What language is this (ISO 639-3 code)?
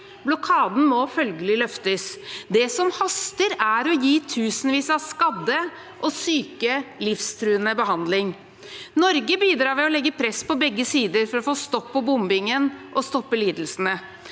nor